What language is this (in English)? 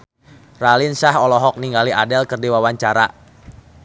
Sundanese